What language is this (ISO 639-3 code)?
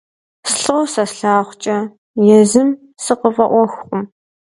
kbd